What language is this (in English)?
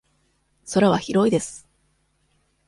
Japanese